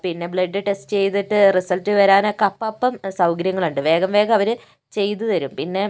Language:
Malayalam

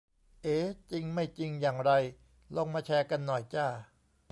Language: Thai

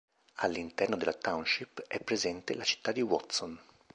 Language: Italian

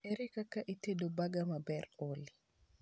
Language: Luo (Kenya and Tanzania)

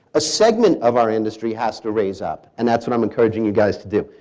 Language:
English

